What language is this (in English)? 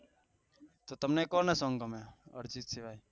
Gujarati